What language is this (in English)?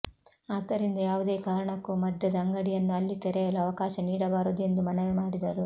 Kannada